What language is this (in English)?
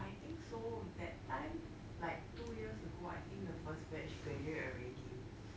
English